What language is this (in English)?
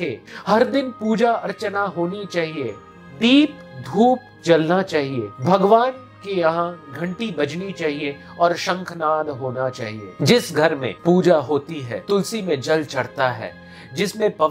Hindi